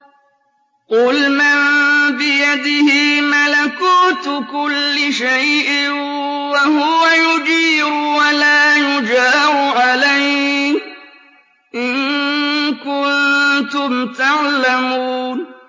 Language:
Arabic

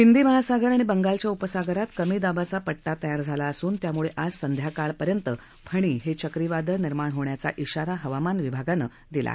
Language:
Marathi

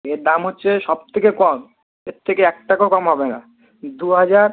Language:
Bangla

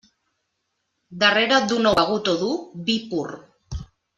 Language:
Catalan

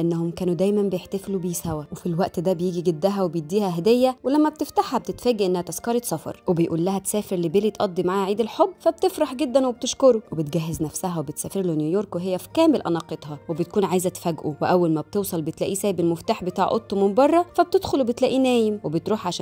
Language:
Arabic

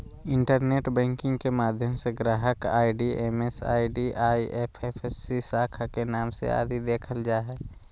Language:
Magahi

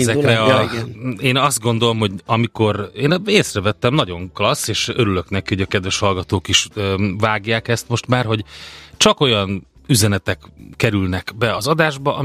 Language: Hungarian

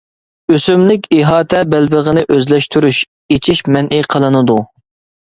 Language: Uyghur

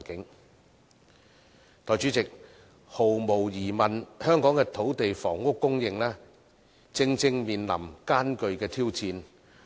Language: Cantonese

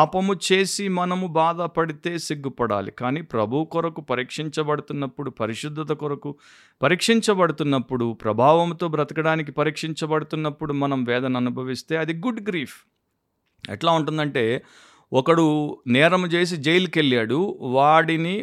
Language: Telugu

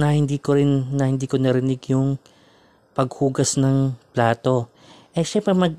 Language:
Filipino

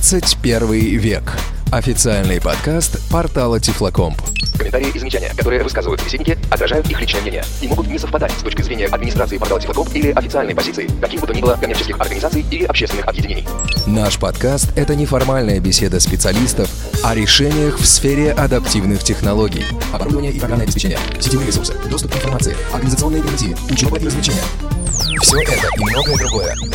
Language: Russian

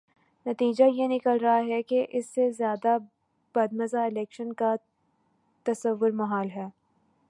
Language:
Urdu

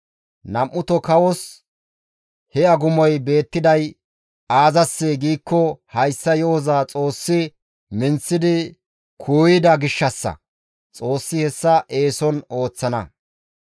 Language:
Gamo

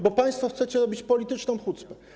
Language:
Polish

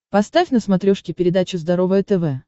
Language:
Russian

